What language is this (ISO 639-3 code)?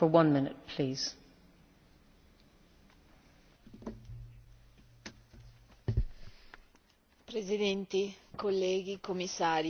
ita